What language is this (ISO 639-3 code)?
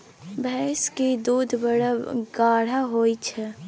mai